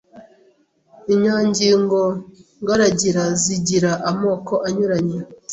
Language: Kinyarwanda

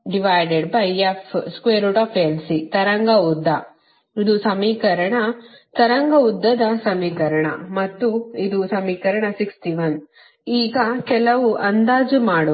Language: Kannada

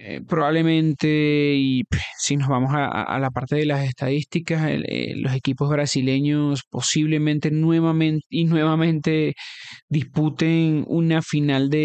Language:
Spanish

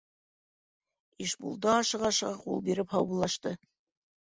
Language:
Bashkir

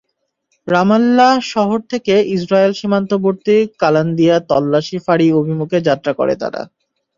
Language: Bangla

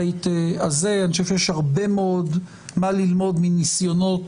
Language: Hebrew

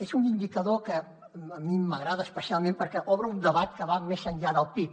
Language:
Catalan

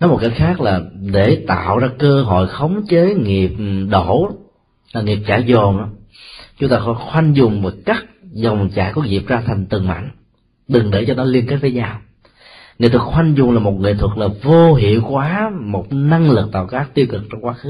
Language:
Vietnamese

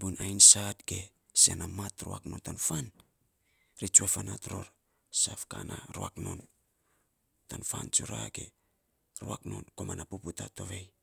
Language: Saposa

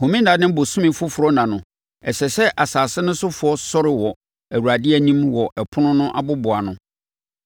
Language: Akan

